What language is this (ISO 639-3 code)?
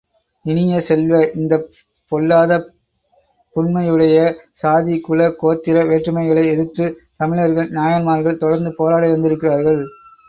tam